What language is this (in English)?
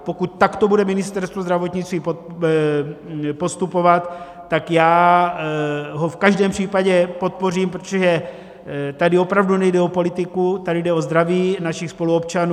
Czech